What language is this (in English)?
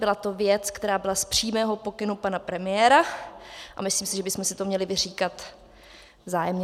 Czech